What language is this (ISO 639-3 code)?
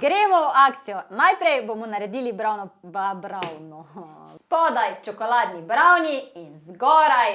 slv